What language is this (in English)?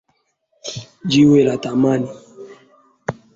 Swahili